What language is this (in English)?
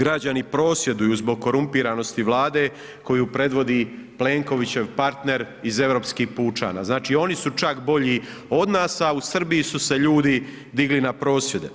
Croatian